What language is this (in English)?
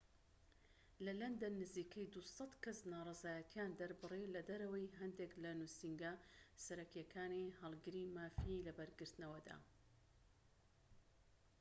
Central Kurdish